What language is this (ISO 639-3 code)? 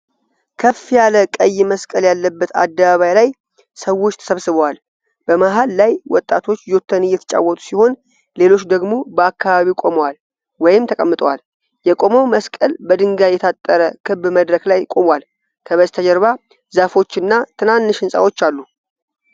amh